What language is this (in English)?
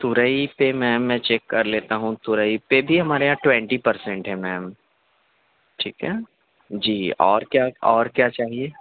Urdu